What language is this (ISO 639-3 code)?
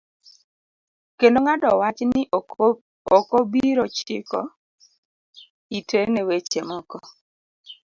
luo